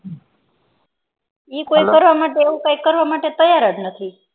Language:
Gujarati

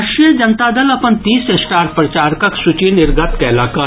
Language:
Maithili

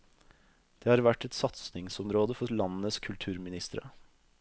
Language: Norwegian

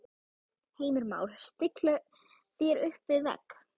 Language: Icelandic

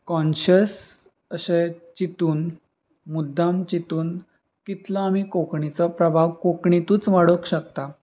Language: Konkani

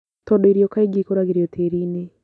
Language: Kikuyu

